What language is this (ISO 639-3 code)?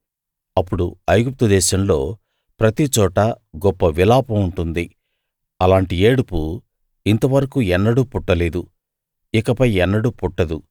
tel